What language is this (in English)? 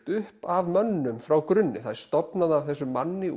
Icelandic